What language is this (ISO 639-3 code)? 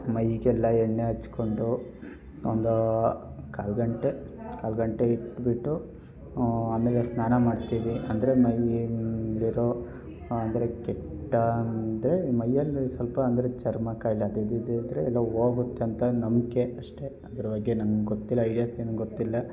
kan